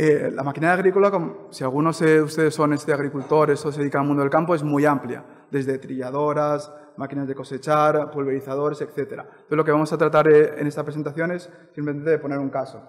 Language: Spanish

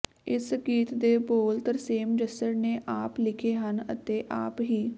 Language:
Punjabi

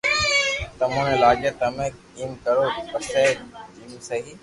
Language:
Loarki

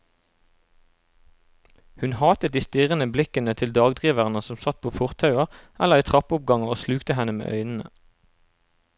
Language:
Norwegian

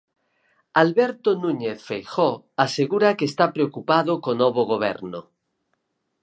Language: Galician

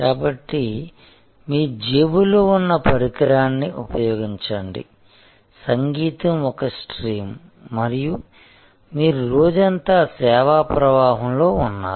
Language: Telugu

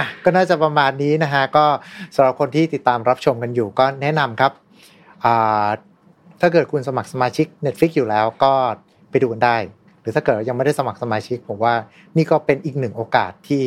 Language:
Thai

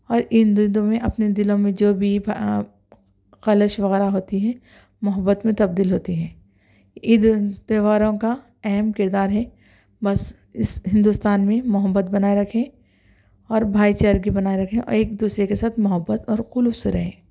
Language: Urdu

